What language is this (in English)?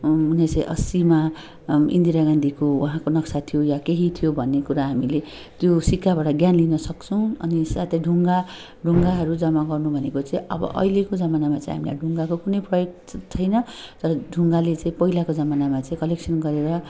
Nepali